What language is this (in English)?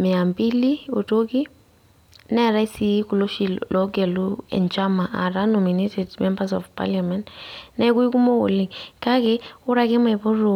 Masai